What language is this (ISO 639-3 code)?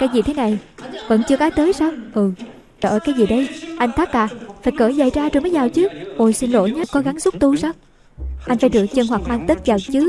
vie